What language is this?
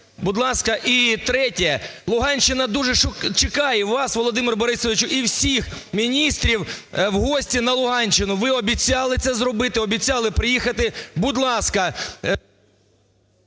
Ukrainian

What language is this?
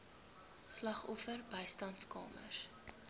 Afrikaans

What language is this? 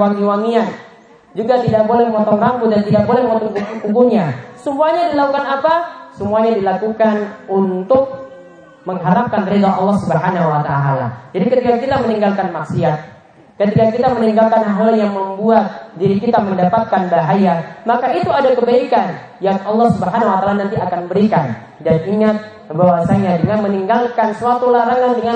Indonesian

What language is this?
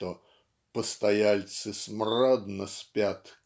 Russian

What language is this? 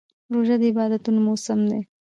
Pashto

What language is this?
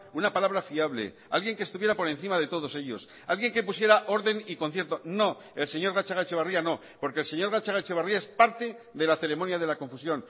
Spanish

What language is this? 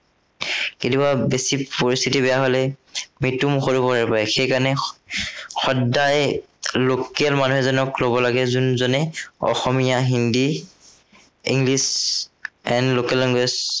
Assamese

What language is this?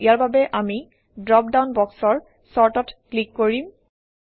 Assamese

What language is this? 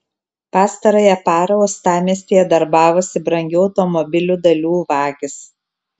Lithuanian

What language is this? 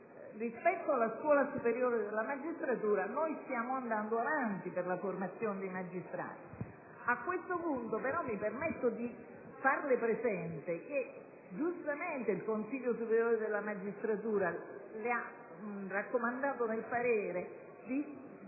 Italian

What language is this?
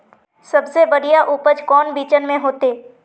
Magahi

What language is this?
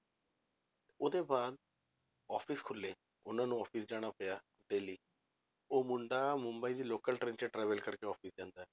Punjabi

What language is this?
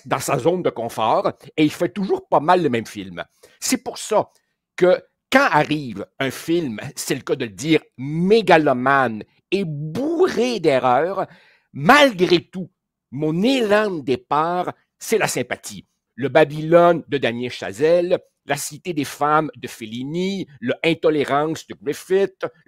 French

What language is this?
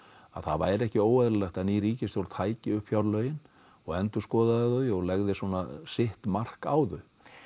Icelandic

